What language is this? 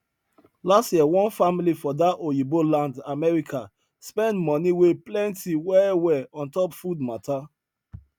Nigerian Pidgin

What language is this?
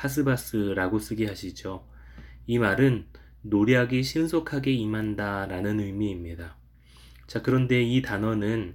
Korean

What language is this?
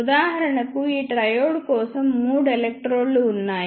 Telugu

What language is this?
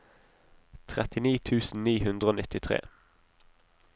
Norwegian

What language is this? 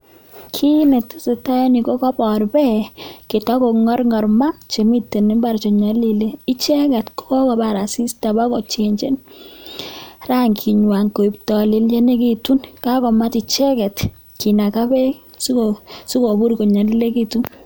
Kalenjin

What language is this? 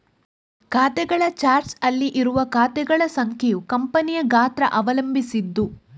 Kannada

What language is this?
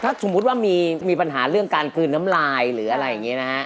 Thai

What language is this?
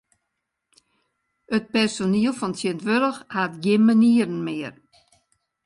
Western Frisian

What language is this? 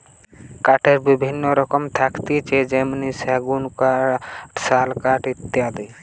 Bangla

